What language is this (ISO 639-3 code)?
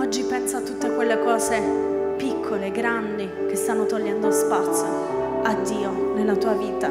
ita